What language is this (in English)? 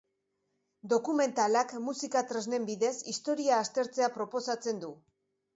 Basque